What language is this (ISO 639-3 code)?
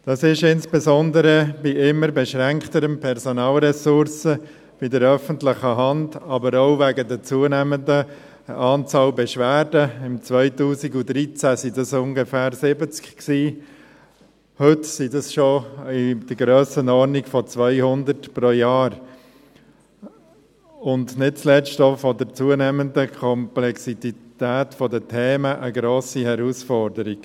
gsw